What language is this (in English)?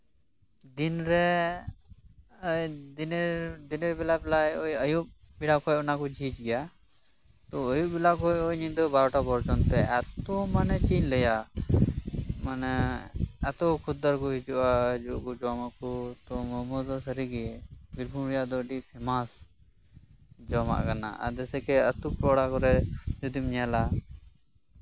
Santali